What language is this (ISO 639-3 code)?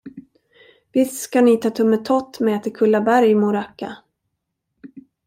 swe